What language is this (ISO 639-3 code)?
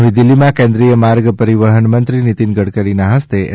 guj